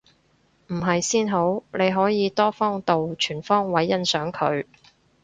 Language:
Cantonese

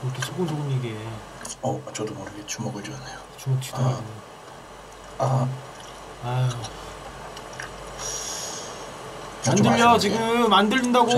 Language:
Korean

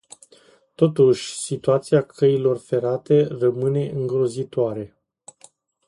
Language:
Romanian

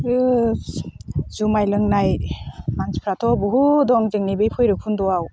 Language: Bodo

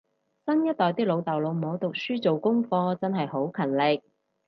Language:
Cantonese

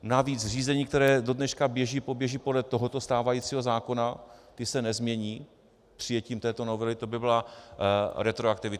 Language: Czech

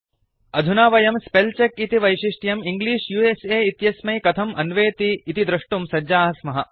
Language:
Sanskrit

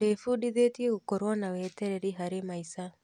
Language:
Kikuyu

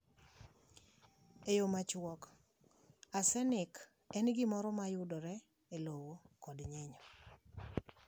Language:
Luo (Kenya and Tanzania)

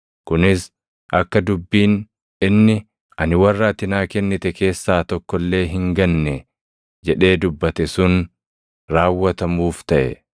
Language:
Oromo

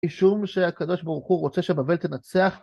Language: Hebrew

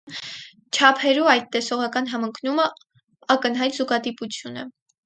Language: Armenian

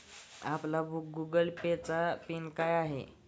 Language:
Marathi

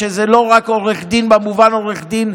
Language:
Hebrew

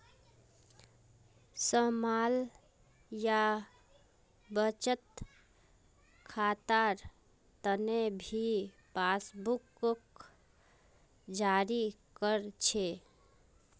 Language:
Magahi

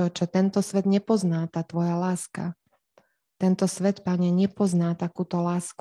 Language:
Slovak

